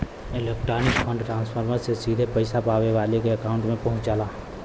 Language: Bhojpuri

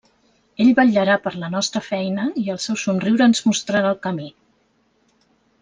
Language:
Catalan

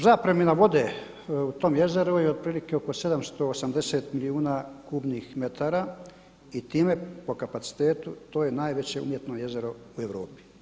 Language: Croatian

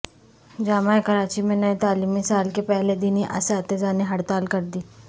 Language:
Urdu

